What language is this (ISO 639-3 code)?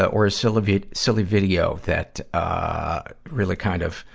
eng